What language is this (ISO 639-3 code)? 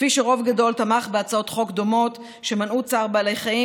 heb